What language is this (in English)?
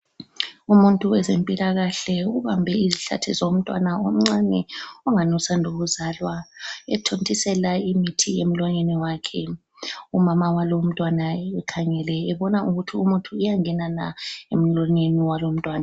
North Ndebele